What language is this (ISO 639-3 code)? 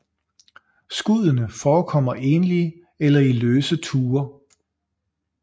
dan